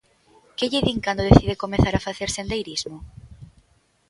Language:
Galician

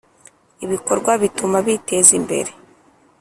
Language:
Kinyarwanda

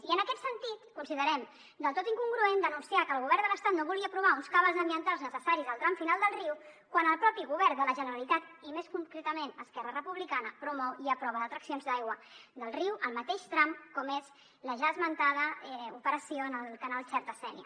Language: Catalan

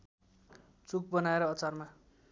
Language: Nepali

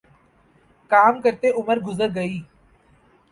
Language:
Urdu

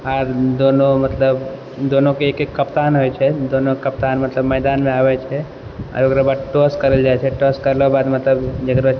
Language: Maithili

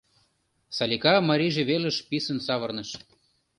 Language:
Mari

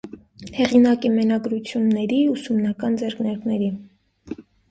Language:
Armenian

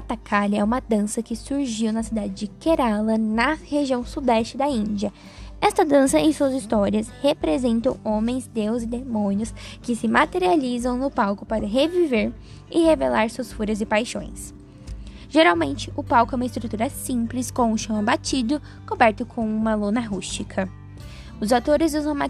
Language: Portuguese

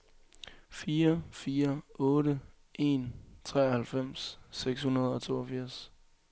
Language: Danish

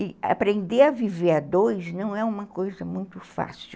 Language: Portuguese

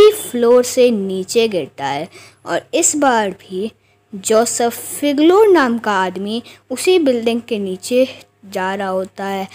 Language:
Hindi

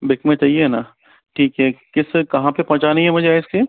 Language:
Hindi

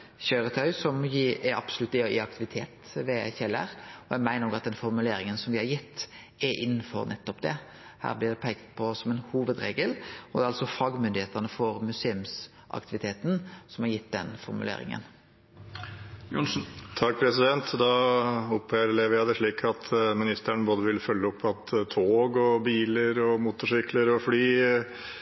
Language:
Norwegian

